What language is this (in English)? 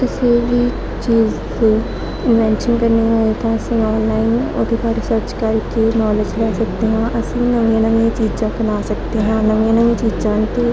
Punjabi